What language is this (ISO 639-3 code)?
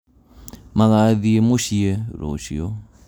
kik